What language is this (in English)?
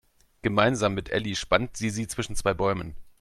German